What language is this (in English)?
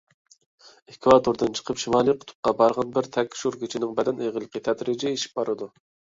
Uyghur